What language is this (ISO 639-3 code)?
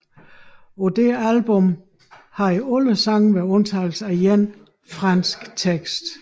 dan